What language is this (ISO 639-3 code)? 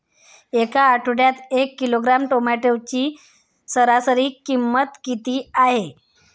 mar